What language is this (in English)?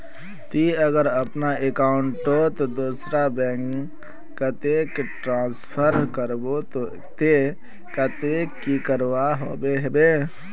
Magahi